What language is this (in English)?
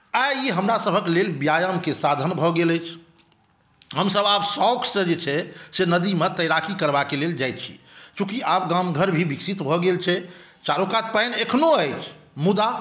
Maithili